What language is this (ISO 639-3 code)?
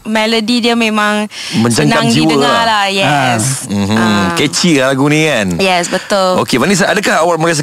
msa